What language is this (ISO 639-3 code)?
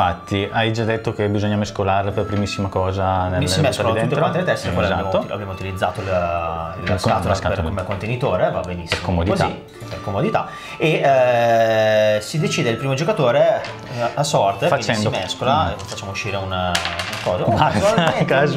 ita